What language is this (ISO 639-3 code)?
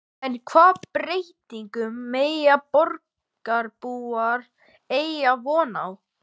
isl